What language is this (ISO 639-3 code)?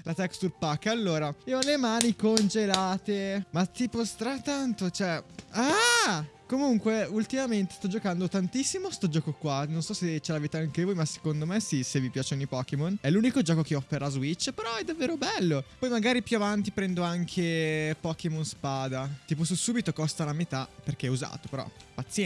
ita